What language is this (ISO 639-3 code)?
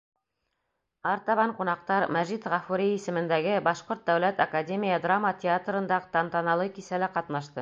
bak